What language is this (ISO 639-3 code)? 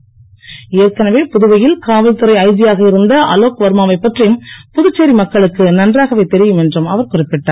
tam